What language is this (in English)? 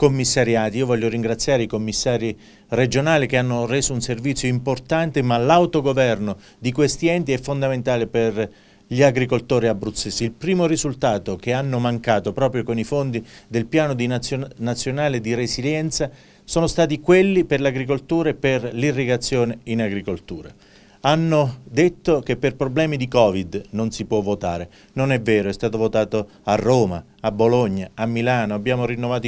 Italian